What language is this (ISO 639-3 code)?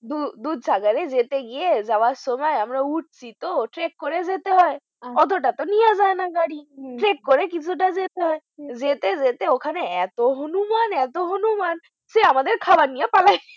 ben